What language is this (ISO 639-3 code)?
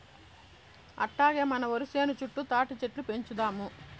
tel